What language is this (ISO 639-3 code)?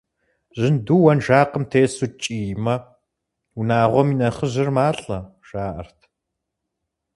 kbd